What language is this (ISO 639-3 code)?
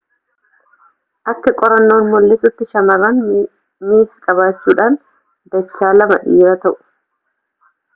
orm